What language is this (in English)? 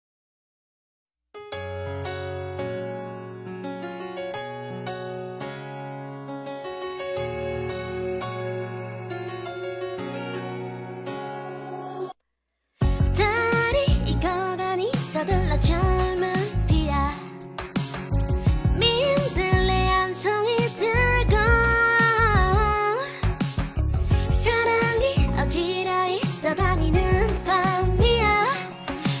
Korean